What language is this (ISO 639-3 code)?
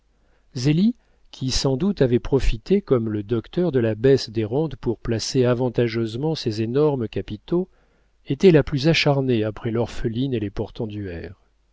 fra